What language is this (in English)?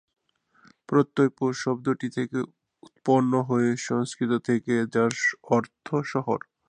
Bangla